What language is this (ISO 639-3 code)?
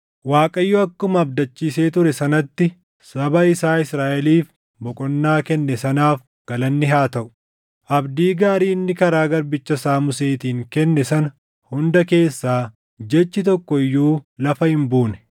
orm